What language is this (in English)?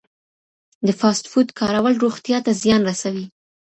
Pashto